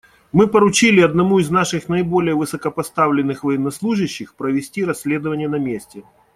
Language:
Russian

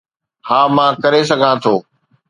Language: Sindhi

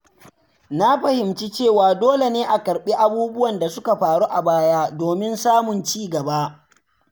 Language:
Hausa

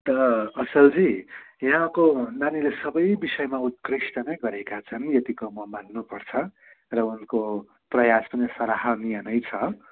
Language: Nepali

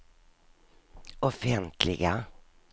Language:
Swedish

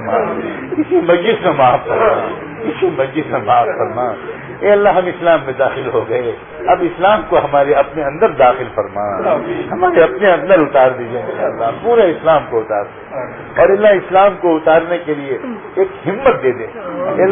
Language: Urdu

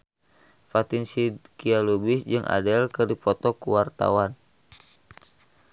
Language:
Sundanese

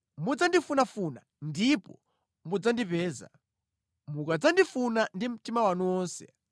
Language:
Nyanja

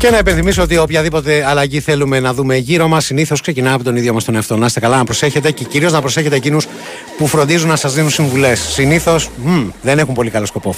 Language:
Greek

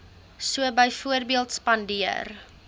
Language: Afrikaans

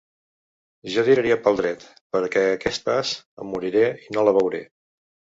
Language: Catalan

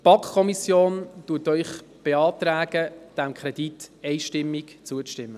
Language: Swiss German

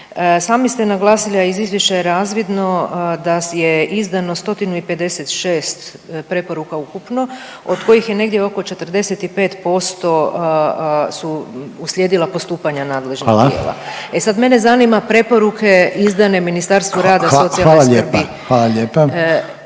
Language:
Croatian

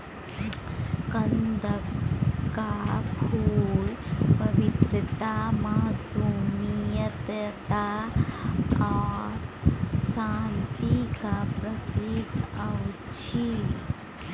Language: Maithili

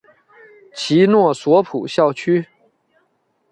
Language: Chinese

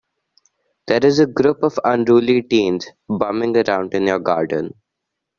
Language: English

